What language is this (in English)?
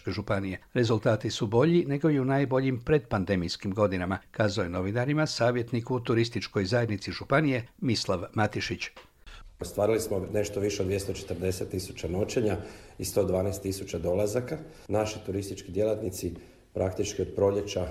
Croatian